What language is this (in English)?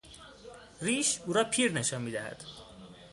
Persian